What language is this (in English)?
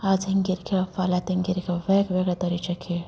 Konkani